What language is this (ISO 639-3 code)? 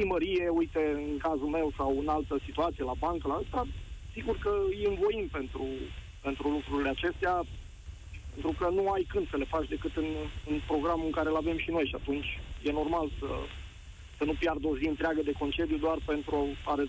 ron